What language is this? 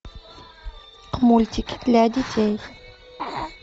Russian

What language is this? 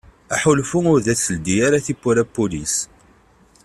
Kabyle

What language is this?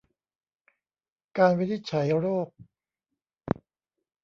Thai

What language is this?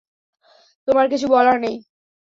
Bangla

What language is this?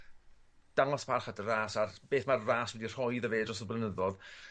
Welsh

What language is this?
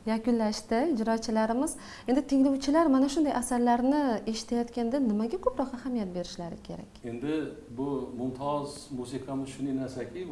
Uzbek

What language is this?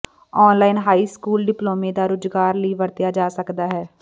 Punjabi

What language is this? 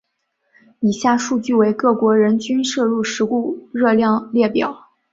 Chinese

